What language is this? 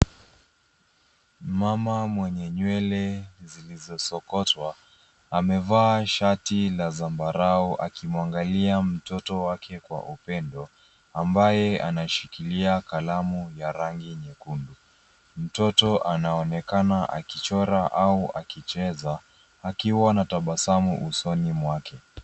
Swahili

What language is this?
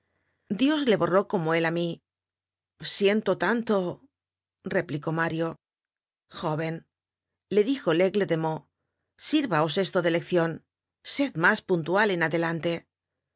Spanish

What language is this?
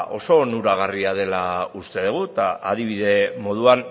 Basque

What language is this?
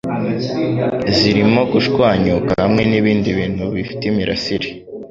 Kinyarwanda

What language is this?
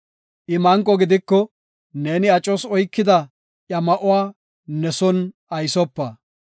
Gofa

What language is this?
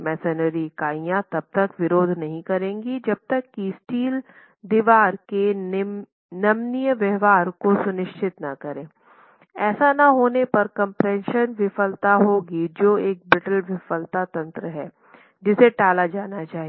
Hindi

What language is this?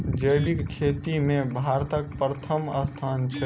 Maithili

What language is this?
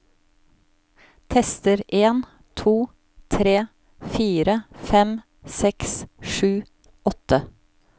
Norwegian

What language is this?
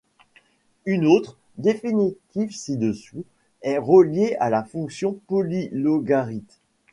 French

